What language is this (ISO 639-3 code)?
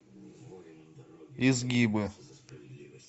rus